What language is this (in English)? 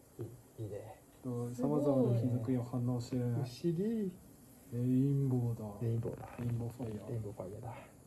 Japanese